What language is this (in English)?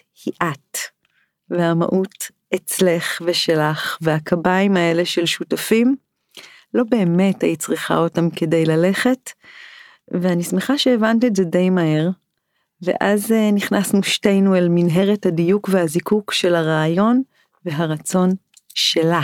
Hebrew